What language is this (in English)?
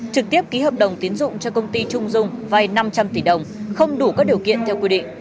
Vietnamese